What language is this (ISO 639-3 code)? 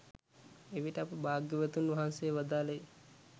sin